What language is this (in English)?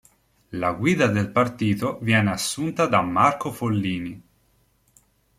Italian